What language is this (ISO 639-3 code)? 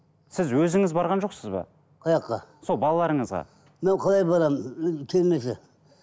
kaz